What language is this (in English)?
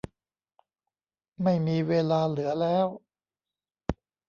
Thai